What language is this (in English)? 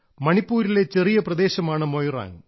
Malayalam